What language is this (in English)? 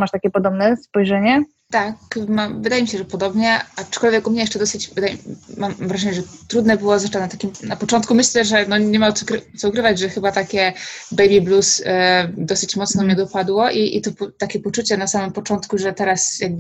Polish